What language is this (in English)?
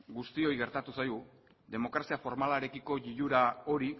Basque